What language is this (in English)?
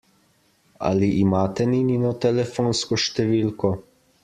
Slovenian